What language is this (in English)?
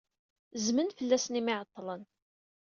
Kabyle